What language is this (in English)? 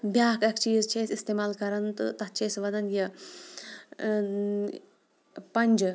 Kashmiri